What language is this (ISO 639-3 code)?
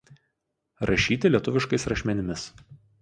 lit